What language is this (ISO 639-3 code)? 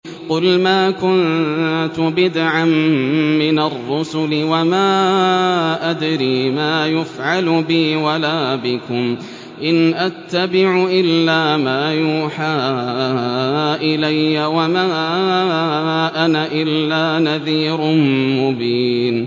ara